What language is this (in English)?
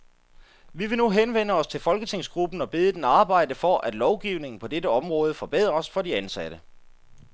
Danish